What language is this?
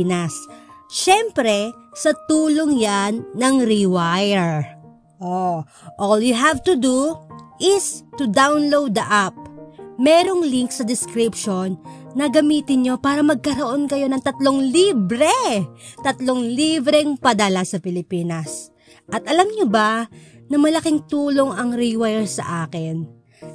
Filipino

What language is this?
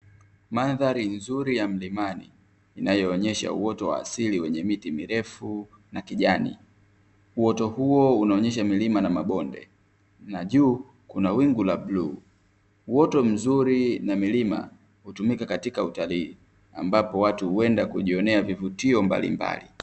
Swahili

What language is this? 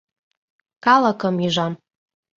Mari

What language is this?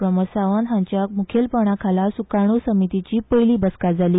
Konkani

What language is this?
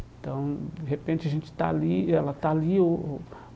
Portuguese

